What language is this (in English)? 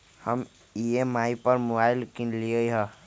Magahi